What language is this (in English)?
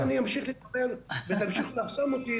Hebrew